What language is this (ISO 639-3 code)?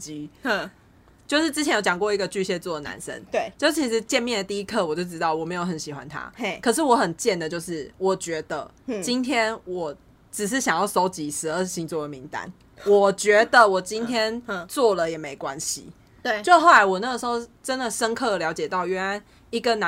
zho